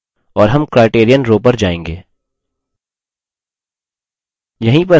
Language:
Hindi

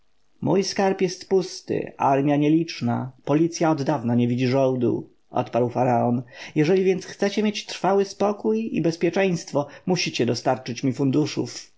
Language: Polish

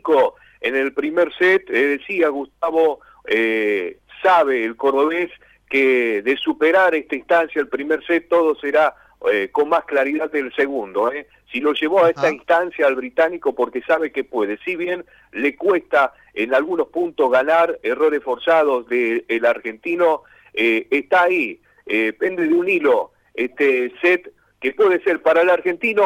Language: Spanish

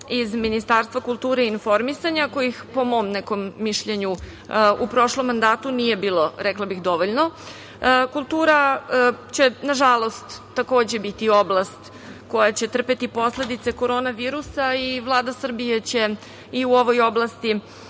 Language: Serbian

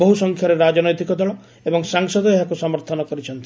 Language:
Odia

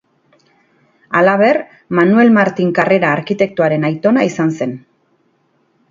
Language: Basque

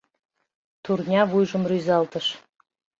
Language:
Mari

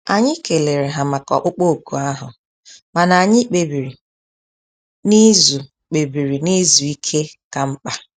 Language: Igbo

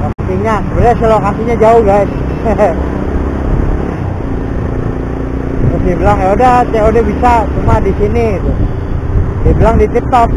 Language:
Indonesian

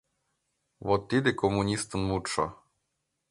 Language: Mari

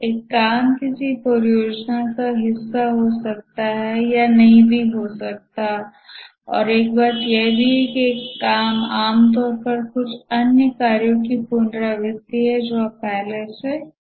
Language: Hindi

